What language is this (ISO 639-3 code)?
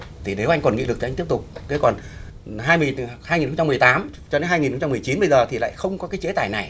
vie